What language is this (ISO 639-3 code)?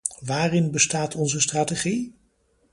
nld